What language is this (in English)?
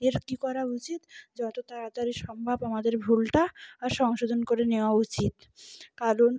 Bangla